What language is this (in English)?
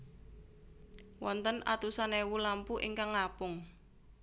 Javanese